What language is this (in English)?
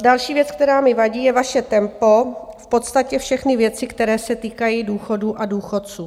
Czech